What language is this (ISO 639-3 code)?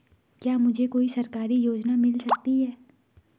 hin